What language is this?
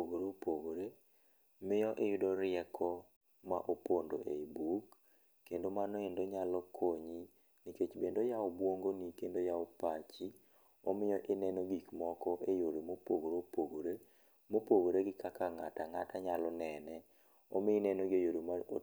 Luo (Kenya and Tanzania)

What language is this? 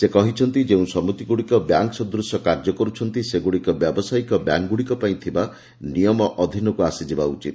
Odia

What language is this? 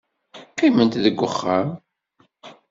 Kabyle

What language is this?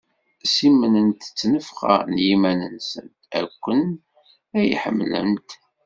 Kabyle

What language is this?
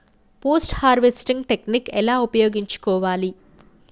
Telugu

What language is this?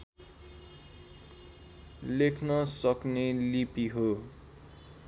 Nepali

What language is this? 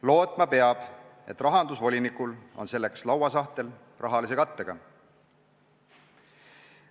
Estonian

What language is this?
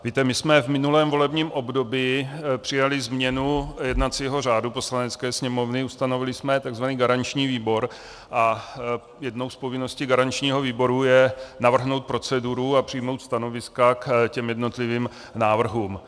Czech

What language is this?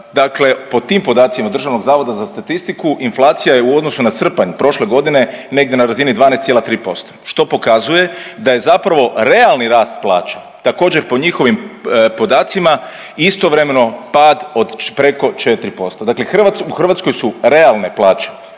Croatian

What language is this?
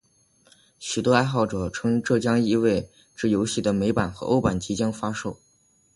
Chinese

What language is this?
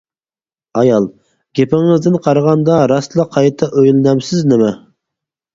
Uyghur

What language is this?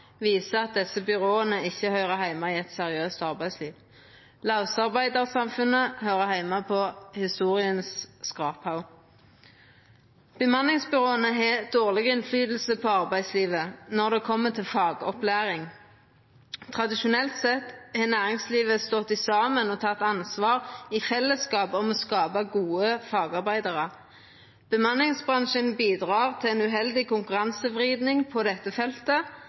Norwegian Nynorsk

